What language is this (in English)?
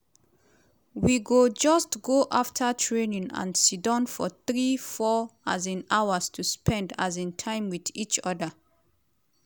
Nigerian Pidgin